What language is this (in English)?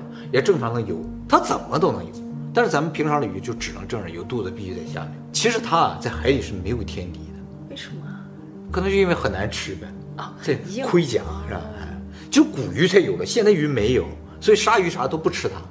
Chinese